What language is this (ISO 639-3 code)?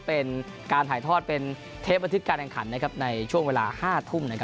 tha